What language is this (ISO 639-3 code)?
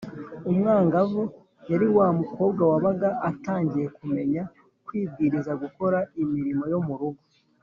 kin